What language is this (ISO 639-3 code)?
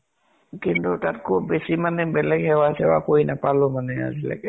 asm